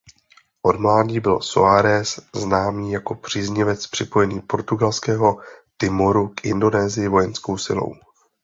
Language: Czech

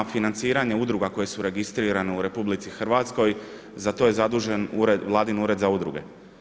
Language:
Croatian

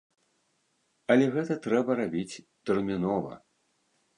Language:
Belarusian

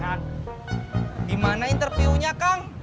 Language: Indonesian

